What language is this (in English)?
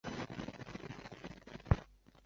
Chinese